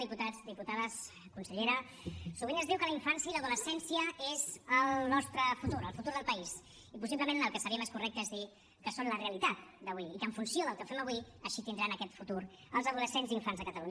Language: Catalan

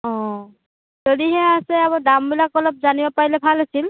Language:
Assamese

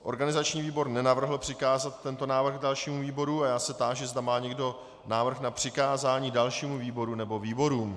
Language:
Czech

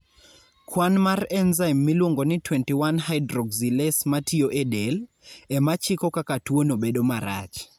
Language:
Luo (Kenya and Tanzania)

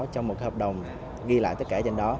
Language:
Vietnamese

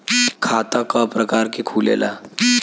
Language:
Bhojpuri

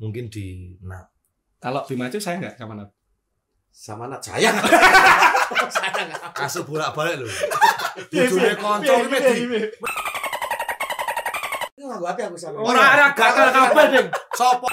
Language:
Indonesian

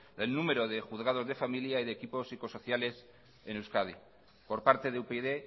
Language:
Spanish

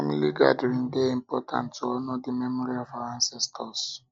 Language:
Nigerian Pidgin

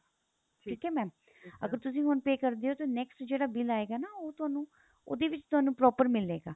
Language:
Punjabi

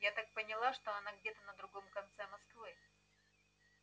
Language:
Russian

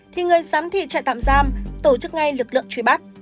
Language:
Vietnamese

